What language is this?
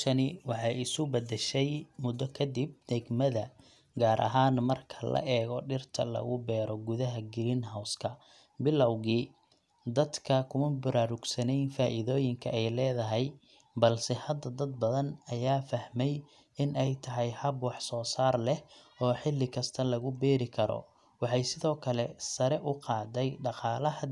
Somali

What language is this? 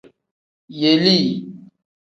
Tem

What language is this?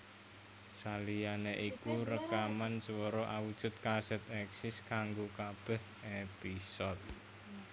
Javanese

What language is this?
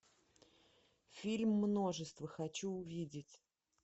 Russian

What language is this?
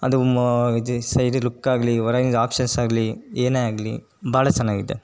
Kannada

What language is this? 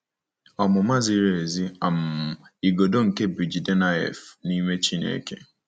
Igbo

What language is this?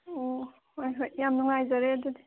Manipuri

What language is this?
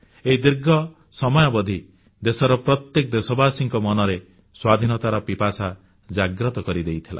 Odia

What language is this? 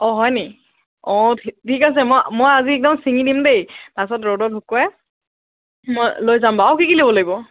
Assamese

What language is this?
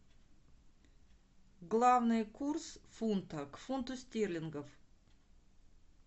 Russian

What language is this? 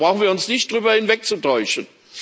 German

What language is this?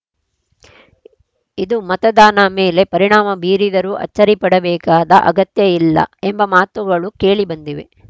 Kannada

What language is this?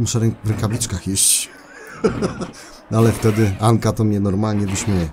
Polish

